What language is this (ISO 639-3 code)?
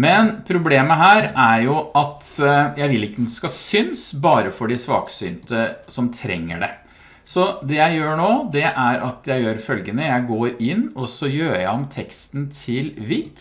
nor